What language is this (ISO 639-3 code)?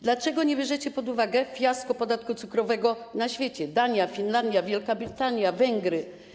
pol